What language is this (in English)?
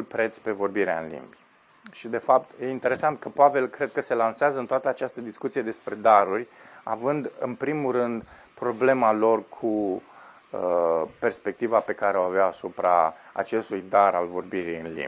Romanian